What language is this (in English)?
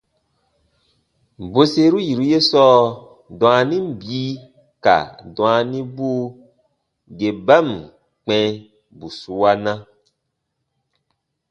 Baatonum